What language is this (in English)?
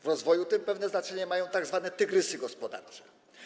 Polish